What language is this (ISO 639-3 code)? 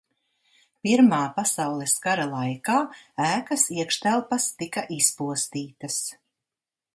lav